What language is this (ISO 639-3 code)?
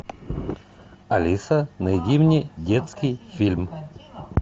rus